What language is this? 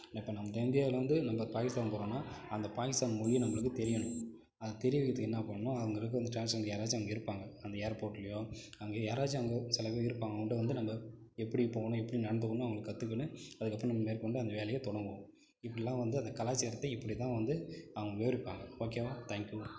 Tamil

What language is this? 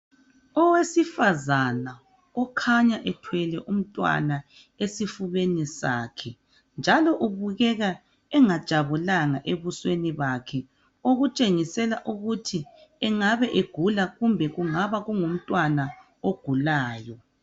North Ndebele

